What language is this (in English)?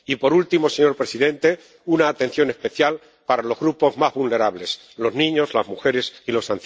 Spanish